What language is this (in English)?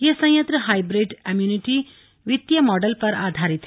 Hindi